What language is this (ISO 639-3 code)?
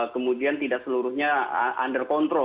ind